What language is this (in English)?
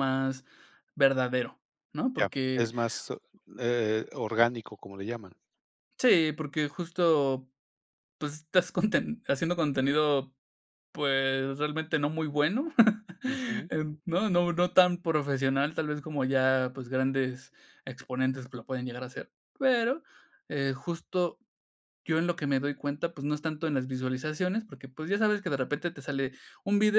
Spanish